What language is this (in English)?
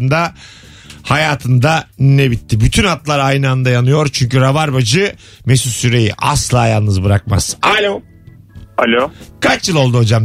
Turkish